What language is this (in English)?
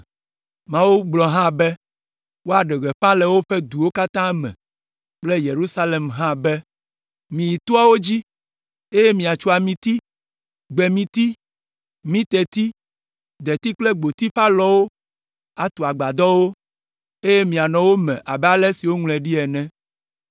Ewe